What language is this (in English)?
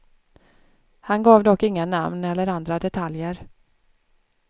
Swedish